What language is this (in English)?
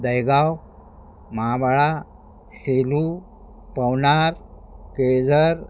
Marathi